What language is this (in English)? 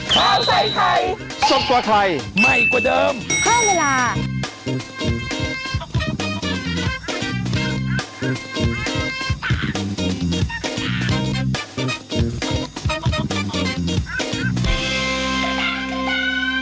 Thai